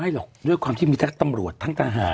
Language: Thai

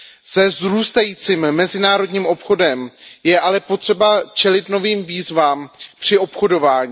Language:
Czech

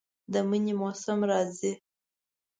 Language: Pashto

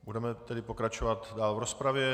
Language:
Czech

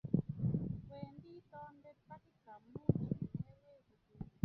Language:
Kalenjin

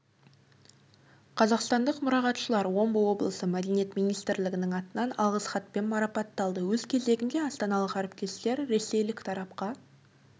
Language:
Kazakh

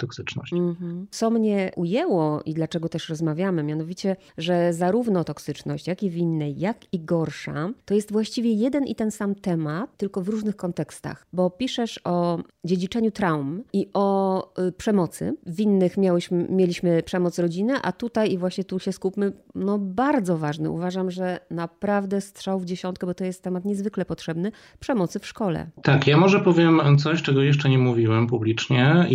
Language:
Polish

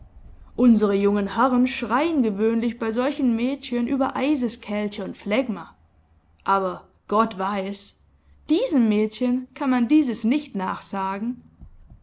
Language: German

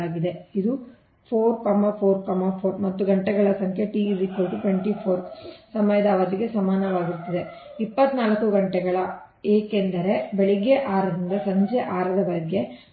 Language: Kannada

